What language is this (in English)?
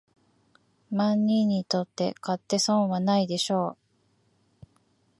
Japanese